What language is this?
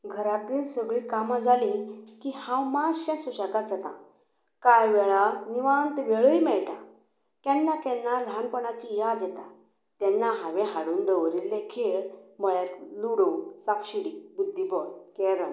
Konkani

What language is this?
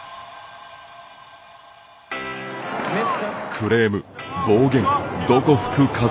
Japanese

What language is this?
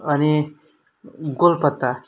Nepali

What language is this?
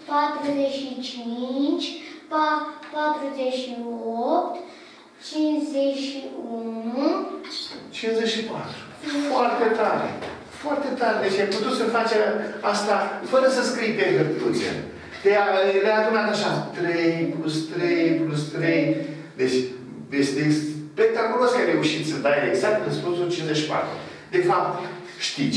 Romanian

